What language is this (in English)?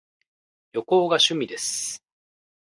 Japanese